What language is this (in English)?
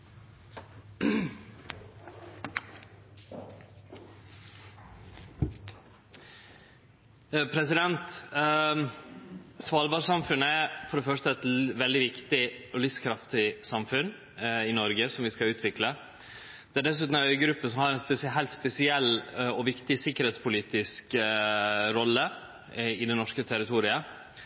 Norwegian Nynorsk